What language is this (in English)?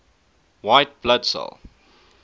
English